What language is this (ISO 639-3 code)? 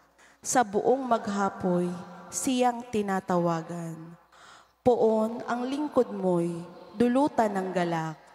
fil